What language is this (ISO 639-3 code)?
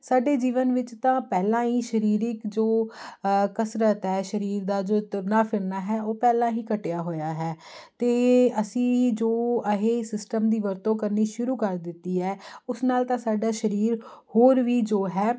pan